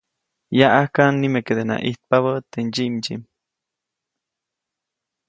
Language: Copainalá Zoque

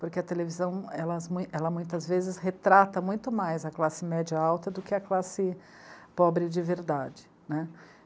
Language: Portuguese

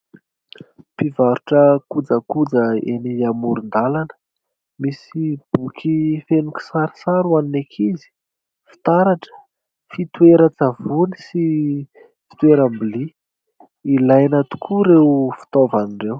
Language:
Malagasy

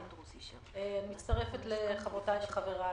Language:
Hebrew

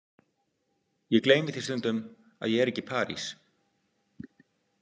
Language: Icelandic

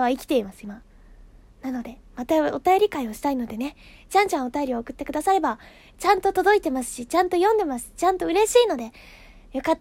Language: Japanese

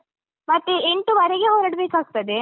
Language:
Kannada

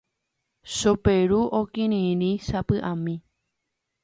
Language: Guarani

